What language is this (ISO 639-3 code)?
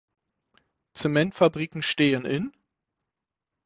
deu